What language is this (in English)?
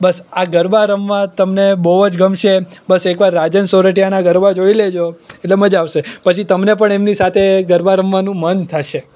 Gujarati